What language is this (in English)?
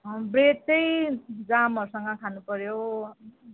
Nepali